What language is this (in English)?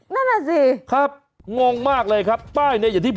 Thai